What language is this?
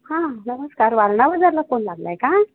Marathi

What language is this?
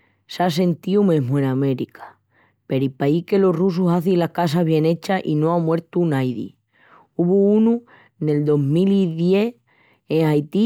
Extremaduran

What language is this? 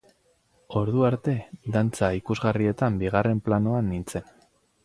Basque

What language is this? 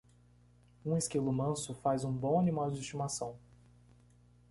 Portuguese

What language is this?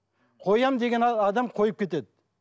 Kazakh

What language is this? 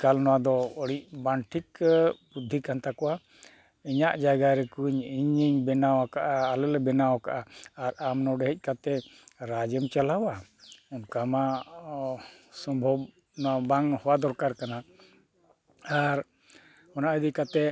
Santali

